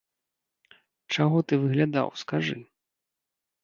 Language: Belarusian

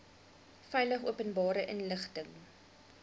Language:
Afrikaans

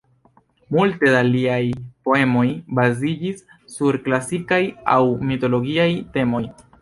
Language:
Esperanto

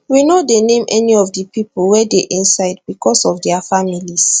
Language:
Nigerian Pidgin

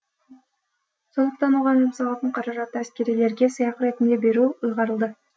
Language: Kazakh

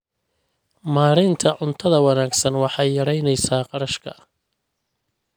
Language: Somali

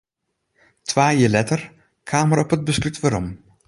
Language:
Western Frisian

